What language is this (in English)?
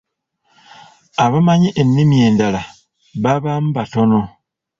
Ganda